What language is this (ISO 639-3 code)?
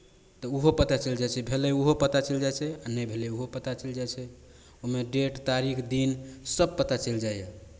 mai